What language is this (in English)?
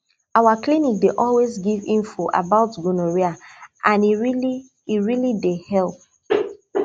Nigerian Pidgin